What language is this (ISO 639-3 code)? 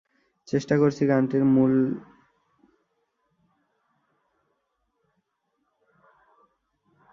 ben